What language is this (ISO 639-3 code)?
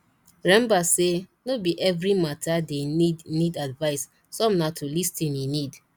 pcm